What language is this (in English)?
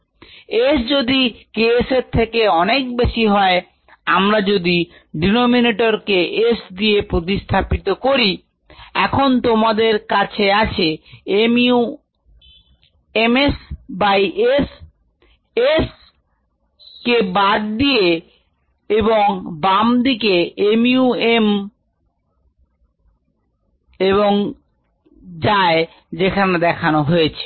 Bangla